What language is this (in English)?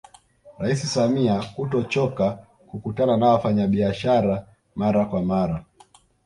Swahili